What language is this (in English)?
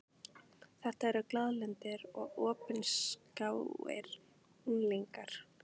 Icelandic